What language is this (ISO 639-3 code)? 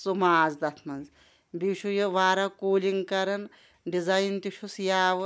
kas